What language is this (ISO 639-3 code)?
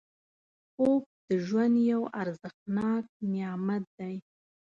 pus